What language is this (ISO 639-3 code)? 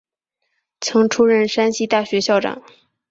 zho